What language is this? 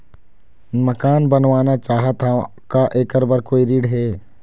Chhattisgarhi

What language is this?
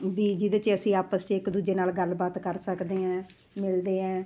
Punjabi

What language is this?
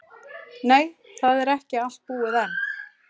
Icelandic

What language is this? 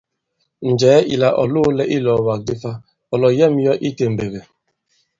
Bankon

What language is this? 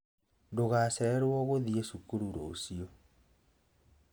Kikuyu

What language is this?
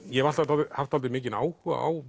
Icelandic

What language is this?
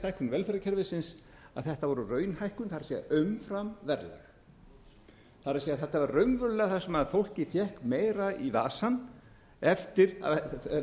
Icelandic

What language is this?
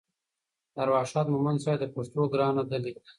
Pashto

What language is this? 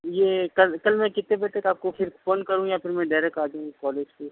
Urdu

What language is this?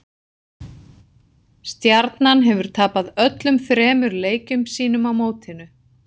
Icelandic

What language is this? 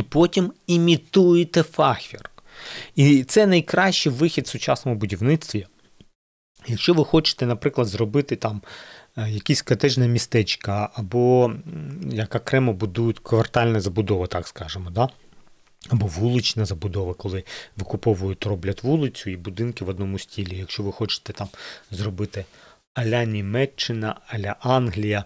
Ukrainian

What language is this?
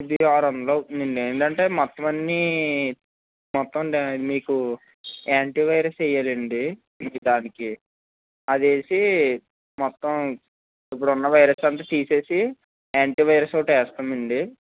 Telugu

